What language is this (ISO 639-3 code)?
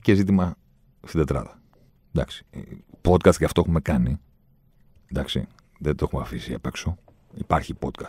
ell